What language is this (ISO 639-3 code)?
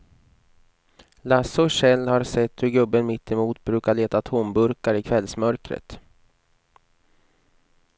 swe